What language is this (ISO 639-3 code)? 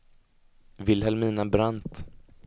swe